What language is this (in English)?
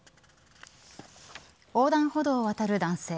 Japanese